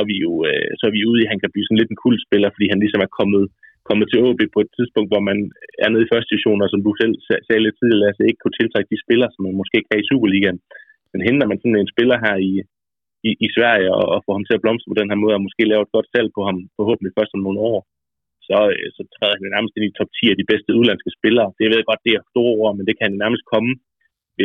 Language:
Danish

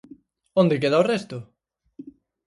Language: Galician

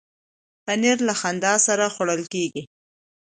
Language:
Pashto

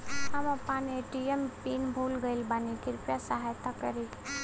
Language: Bhojpuri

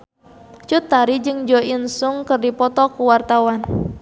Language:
Sundanese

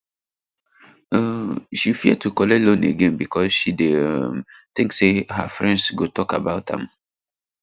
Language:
Nigerian Pidgin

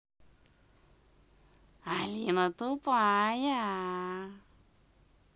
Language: Russian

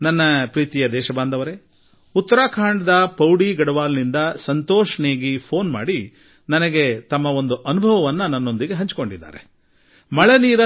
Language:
Kannada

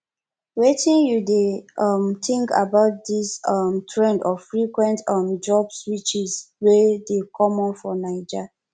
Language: Nigerian Pidgin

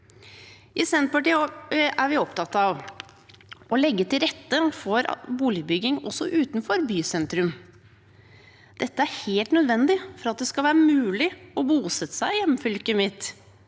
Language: Norwegian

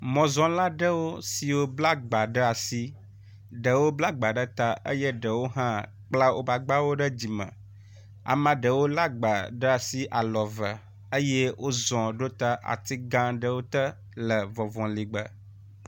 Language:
Ewe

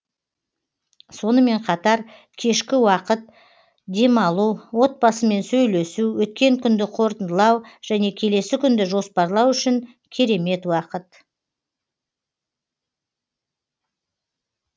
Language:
Kazakh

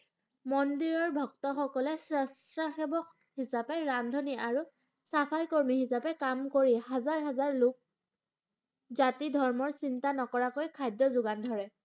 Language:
Assamese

